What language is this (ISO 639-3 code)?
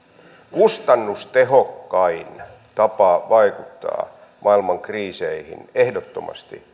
fin